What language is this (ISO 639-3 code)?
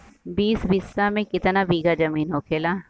bho